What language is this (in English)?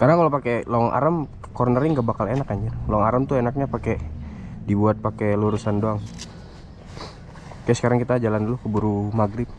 Indonesian